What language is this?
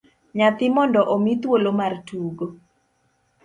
Luo (Kenya and Tanzania)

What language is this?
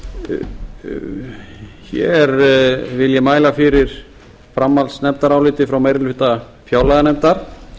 Icelandic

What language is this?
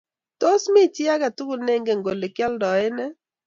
Kalenjin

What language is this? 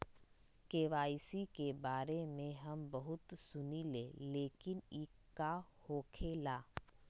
Magahi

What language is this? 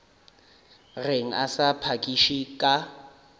Northern Sotho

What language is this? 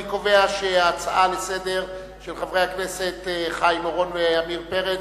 Hebrew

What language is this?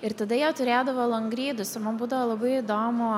Lithuanian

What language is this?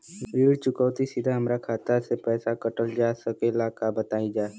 Bhojpuri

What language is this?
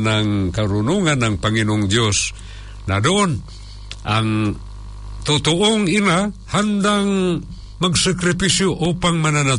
Filipino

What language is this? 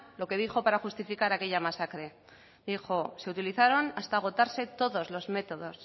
Spanish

